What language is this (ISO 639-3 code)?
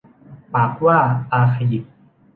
tha